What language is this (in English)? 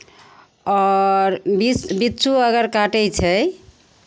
Maithili